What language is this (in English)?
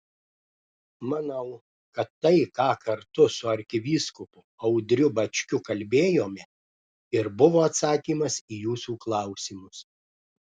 Lithuanian